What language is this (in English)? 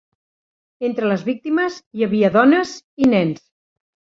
Catalan